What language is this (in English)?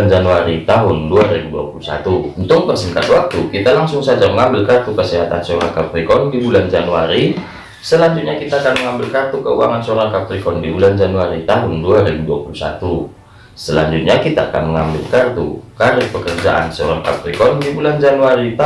Indonesian